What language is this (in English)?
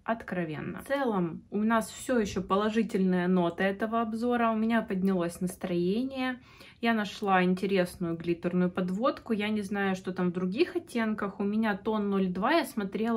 Russian